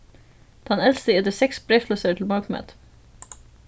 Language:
Faroese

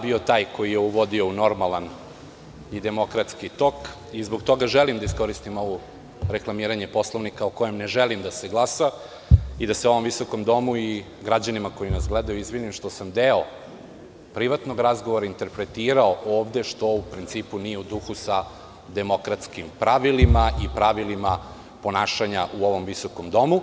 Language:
Serbian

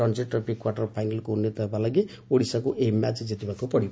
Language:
Odia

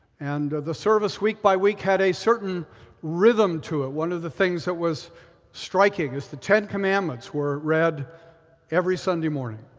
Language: English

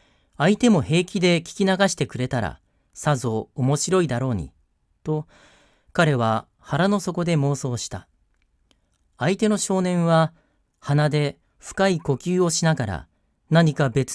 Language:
Japanese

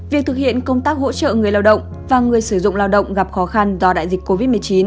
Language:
Vietnamese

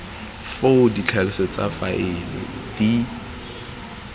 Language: Tswana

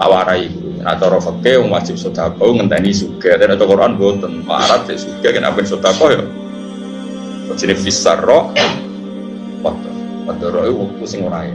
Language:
Indonesian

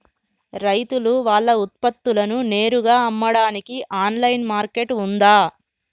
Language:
Telugu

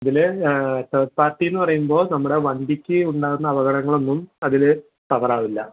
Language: Malayalam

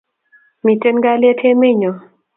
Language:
Kalenjin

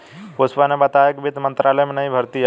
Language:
Hindi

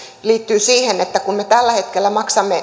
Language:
Finnish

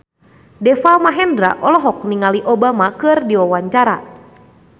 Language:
Sundanese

